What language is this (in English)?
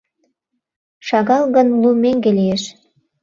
Mari